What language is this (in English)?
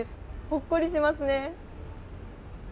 Japanese